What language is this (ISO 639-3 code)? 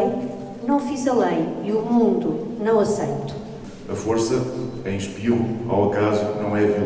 por